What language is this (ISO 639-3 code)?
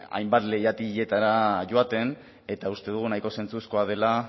eus